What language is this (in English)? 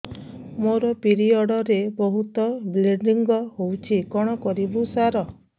Odia